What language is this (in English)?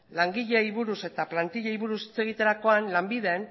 Basque